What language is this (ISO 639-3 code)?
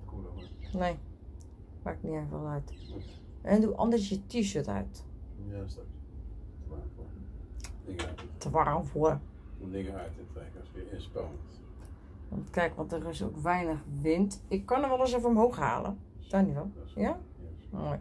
nld